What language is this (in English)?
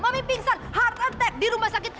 Indonesian